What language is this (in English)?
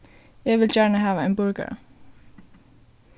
Faroese